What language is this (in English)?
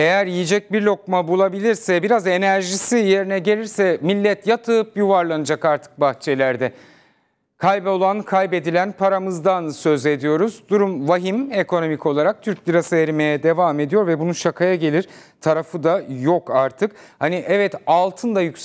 Turkish